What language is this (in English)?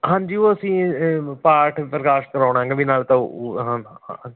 Punjabi